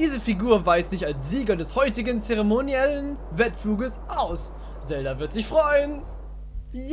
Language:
German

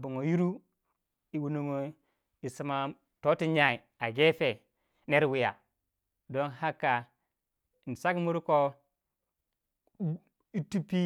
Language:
Waja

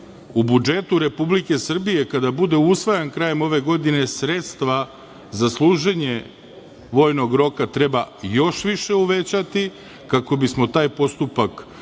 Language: Serbian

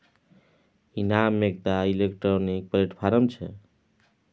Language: Maithili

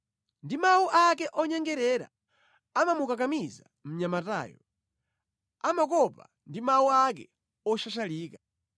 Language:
Nyanja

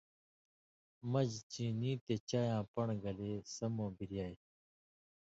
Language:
Indus Kohistani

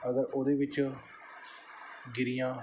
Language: Punjabi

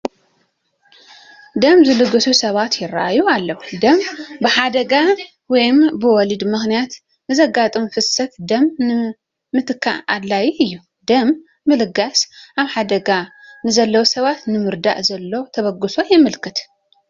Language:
Tigrinya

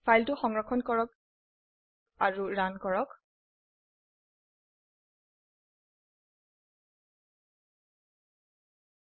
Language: Assamese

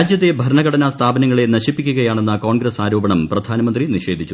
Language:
Malayalam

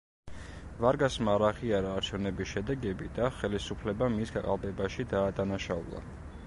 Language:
Georgian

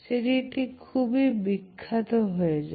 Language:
Bangla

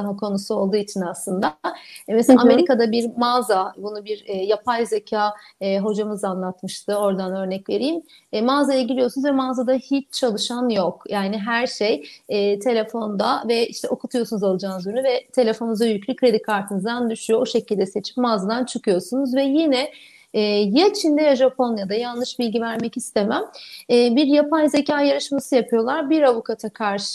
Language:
Turkish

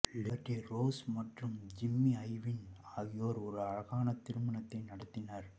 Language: Tamil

